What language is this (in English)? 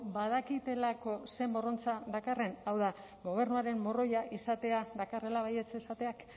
Basque